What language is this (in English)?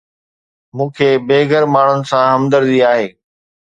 Sindhi